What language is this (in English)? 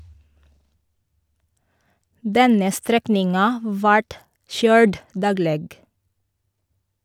Norwegian